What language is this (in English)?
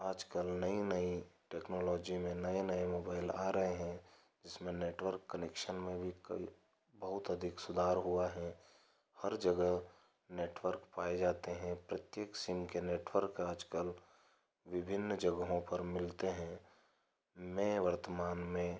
Hindi